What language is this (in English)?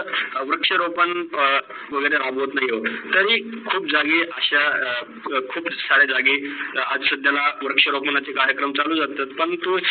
Marathi